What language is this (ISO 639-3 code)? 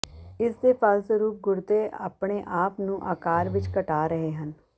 pan